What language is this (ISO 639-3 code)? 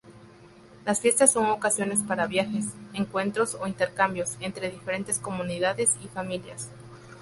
spa